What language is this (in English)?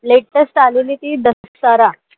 Marathi